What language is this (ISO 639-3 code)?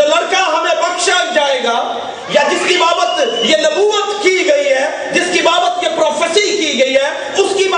urd